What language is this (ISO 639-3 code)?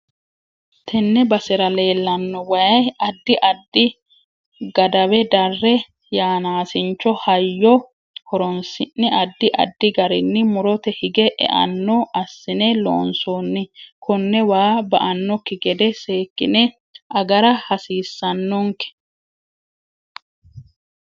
sid